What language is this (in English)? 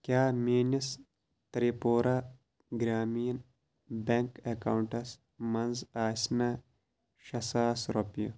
Kashmiri